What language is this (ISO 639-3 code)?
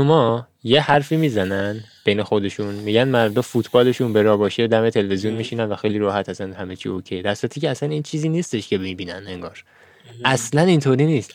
fas